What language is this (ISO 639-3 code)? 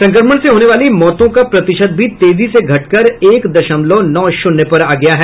hin